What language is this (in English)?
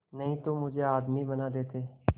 Hindi